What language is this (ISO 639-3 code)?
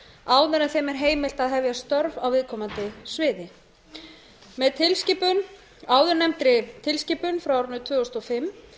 isl